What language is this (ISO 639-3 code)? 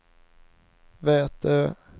swe